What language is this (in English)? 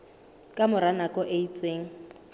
Southern Sotho